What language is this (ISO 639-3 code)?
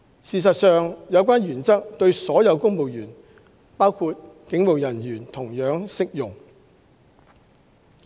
yue